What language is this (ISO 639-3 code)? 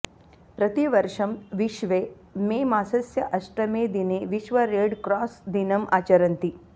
san